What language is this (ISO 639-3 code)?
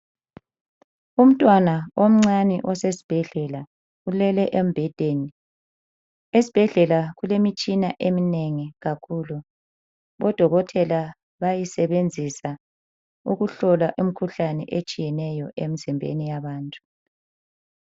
nde